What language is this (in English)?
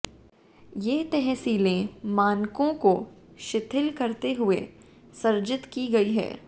Hindi